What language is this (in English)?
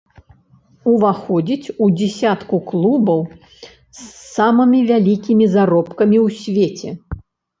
Belarusian